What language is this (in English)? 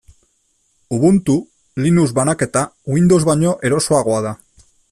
Basque